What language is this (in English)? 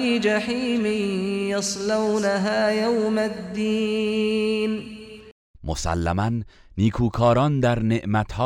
Persian